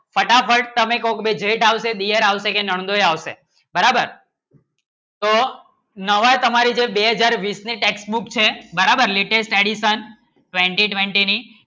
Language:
Gujarati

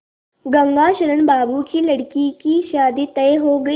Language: Hindi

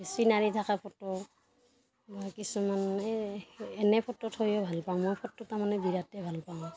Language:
Assamese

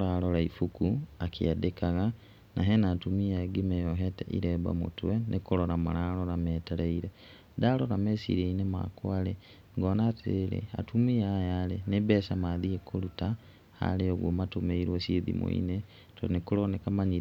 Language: Kikuyu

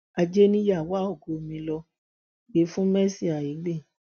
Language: Yoruba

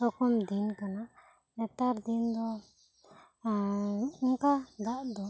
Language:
Santali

